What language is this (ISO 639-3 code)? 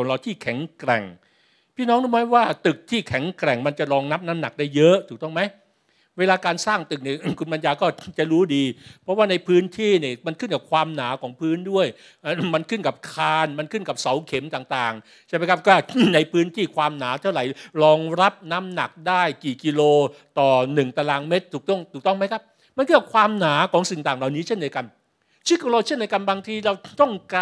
tha